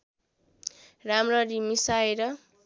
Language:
Nepali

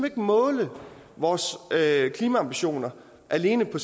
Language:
Danish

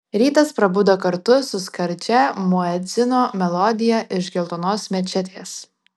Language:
Lithuanian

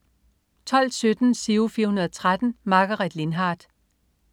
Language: Danish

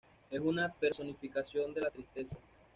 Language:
Spanish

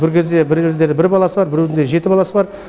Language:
Kazakh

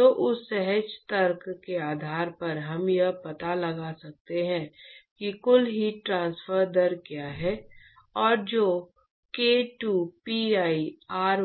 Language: Hindi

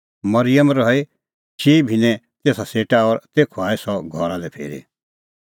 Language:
Kullu Pahari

